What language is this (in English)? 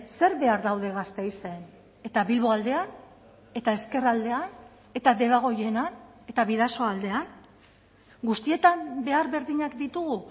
Basque